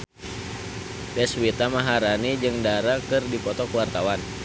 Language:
Sundanese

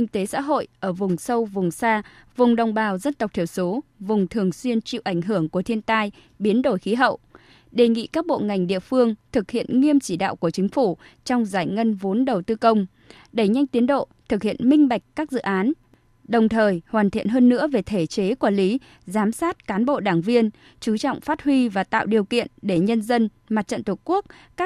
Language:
Vietnamese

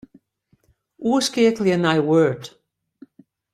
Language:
Western Frisian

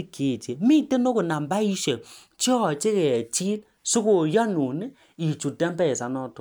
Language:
Kalenjin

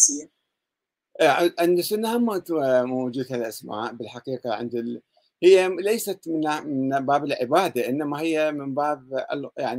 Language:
Arabic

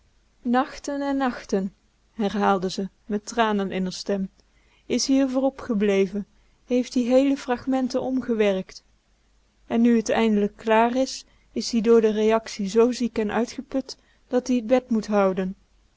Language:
Dutch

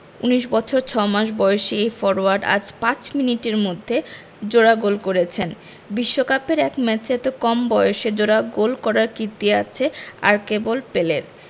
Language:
Bangla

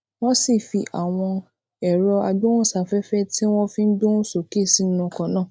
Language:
Yoruba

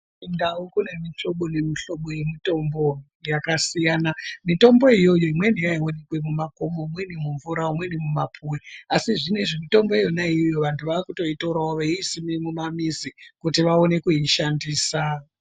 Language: Ndau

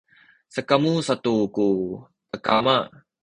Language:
Sakizaya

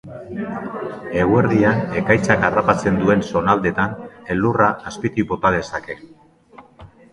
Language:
Basque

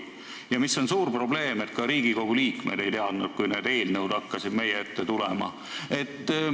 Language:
Estonian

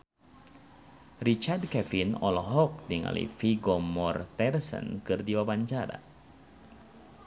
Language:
Sundanese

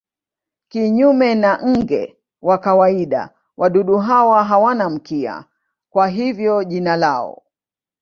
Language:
Swahili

